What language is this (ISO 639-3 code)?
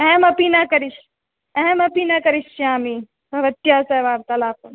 san